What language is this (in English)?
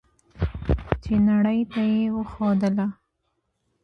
Pashto